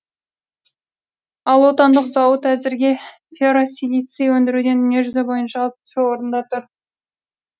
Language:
Kazakh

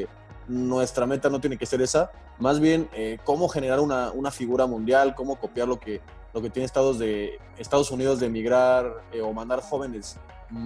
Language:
Spanish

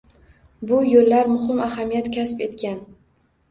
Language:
Uzbek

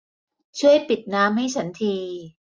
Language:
Thai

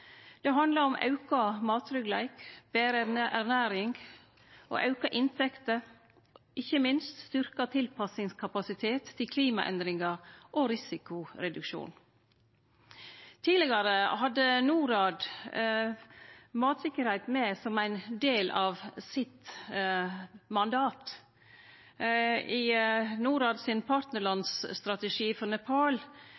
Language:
Norwegian Nynorsk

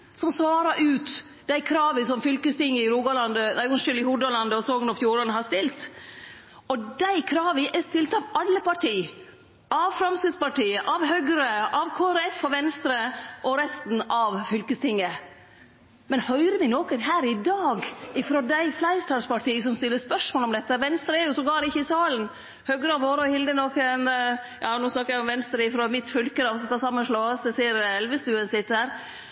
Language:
Norwegian Nynorsk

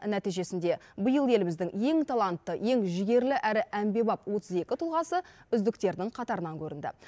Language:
Kazakh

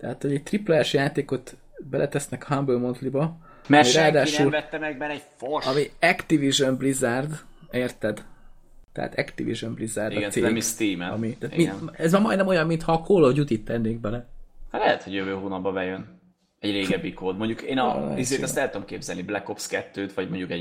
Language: Hungarian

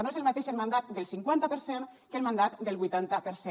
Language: Catalan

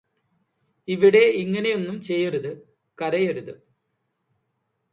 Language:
Malayalam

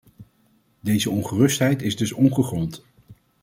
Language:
Dutch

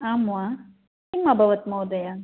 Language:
Sanskrit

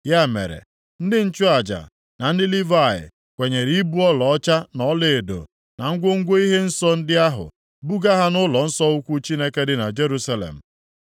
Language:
Igbo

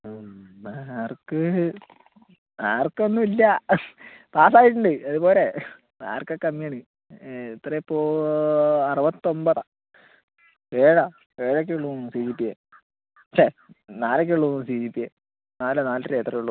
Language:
Malayalam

